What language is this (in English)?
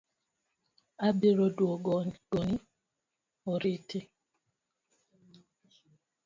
Luo (Kenya and Tanzania)